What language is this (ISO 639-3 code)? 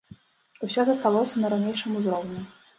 bel